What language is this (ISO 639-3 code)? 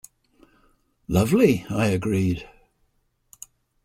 eng